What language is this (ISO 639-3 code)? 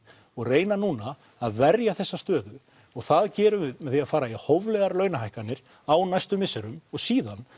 isl